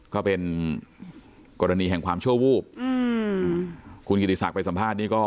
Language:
Thai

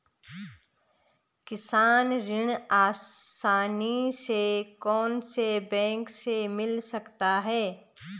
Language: Hindi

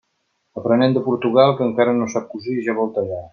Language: Catalan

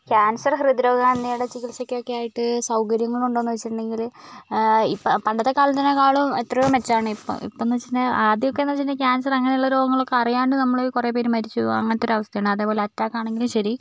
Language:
Malayalam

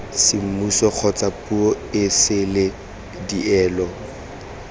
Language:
Tswana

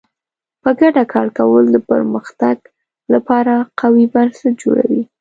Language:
Pashto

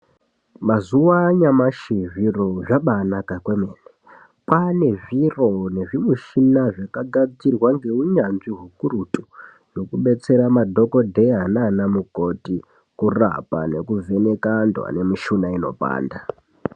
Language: Ndau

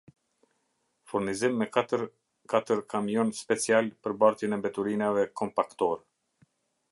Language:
Albanian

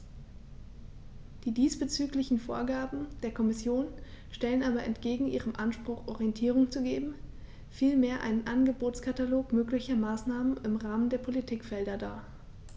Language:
German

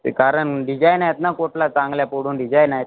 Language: Marathi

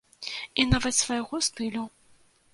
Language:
Belarusian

